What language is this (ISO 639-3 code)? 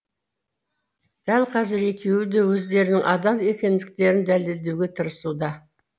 kaz